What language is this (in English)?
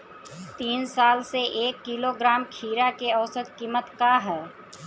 Bhojpuri